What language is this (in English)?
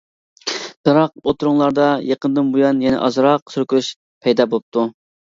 Uyghur